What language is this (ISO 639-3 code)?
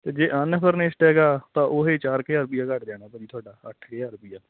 pan